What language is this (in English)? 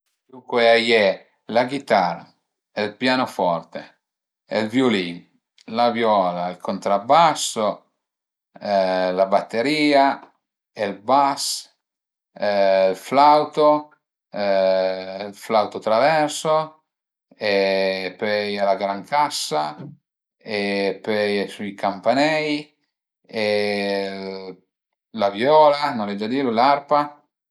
Piedmontese